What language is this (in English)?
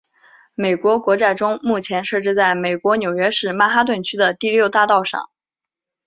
Chinese